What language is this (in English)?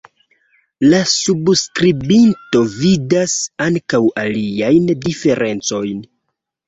Esperanto